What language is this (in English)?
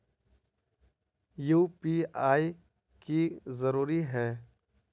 Magahi